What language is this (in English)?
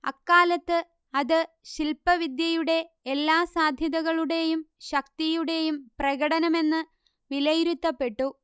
Malayalam